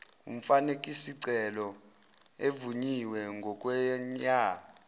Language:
Zulu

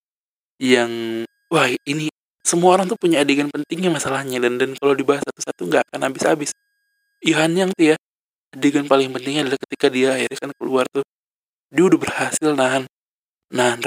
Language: Indonesian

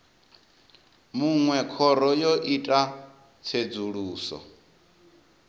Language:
Venda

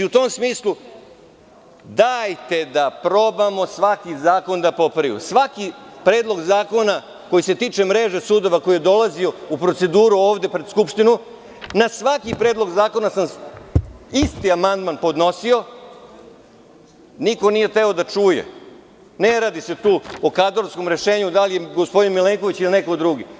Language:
Serbian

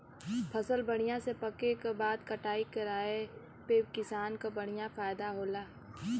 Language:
Bhojpuri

